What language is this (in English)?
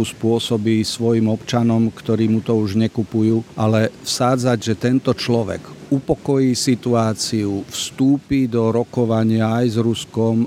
Slovak